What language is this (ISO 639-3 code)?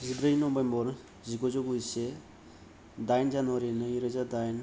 brx